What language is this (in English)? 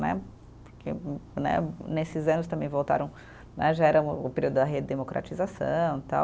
Portuguese